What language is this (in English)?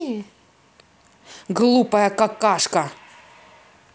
Russian